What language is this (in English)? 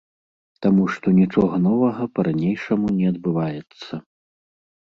Belarusian